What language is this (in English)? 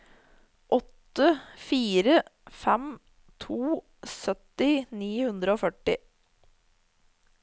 Norwegian